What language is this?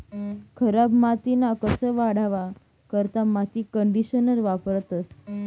Marathi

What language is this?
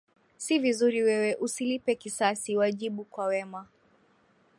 Swahili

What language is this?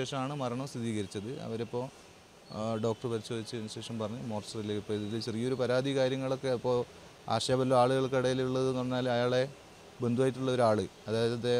English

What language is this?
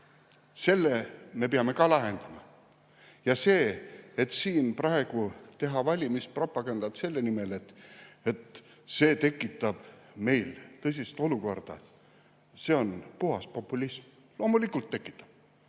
Estonian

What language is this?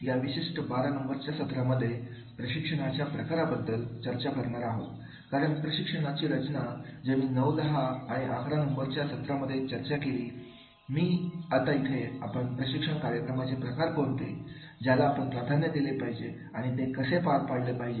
Marathi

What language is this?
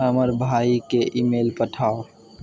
Maithili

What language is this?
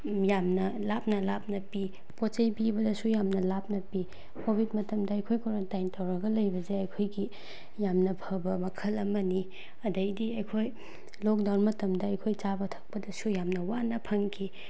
Manipuri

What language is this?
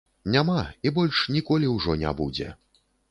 Belarusian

